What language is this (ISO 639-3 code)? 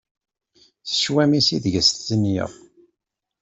kab